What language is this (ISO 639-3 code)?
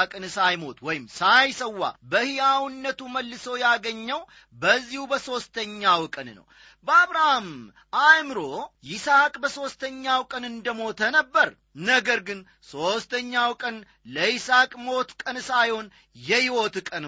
amh